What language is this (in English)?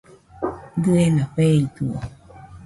Nüpode Huitoto